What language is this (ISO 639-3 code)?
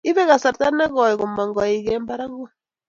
kln